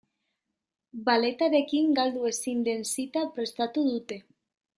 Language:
Basque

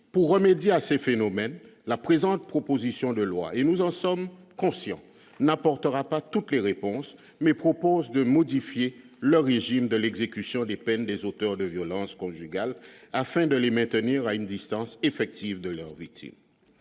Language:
French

